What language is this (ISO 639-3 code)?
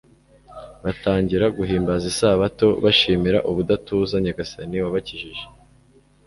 kin